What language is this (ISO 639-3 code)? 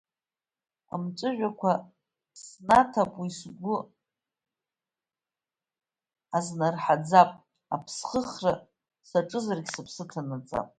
abk